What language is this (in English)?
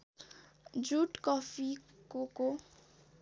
Nepali